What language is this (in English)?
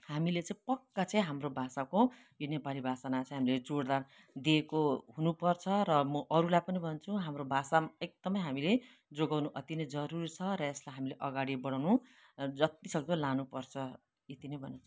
Nepali